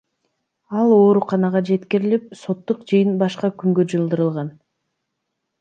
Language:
Kyrgyz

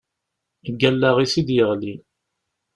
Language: Kabyle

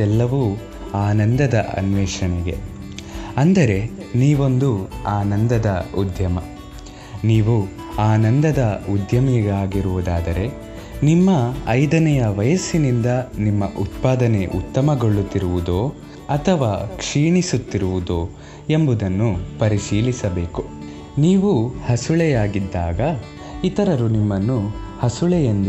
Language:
Kannada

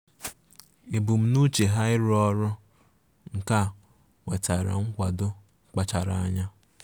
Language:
Igbo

